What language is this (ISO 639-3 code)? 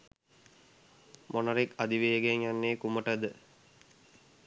sin